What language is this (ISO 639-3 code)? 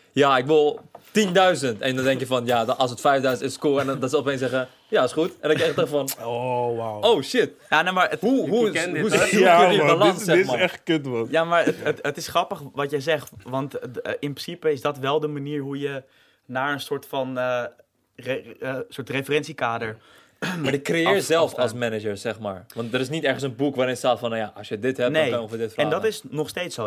nld